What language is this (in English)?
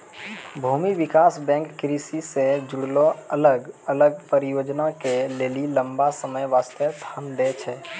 Maithili